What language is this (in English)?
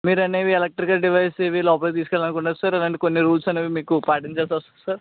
Telugu